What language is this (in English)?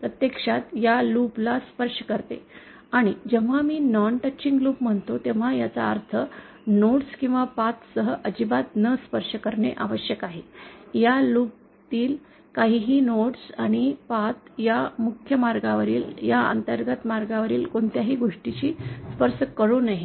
Marathi